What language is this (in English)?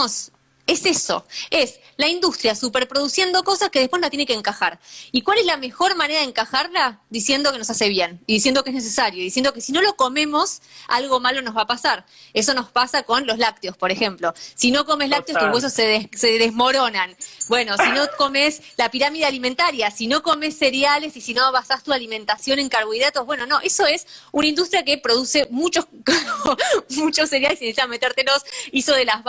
Spanish